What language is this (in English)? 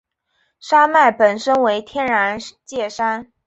Chinese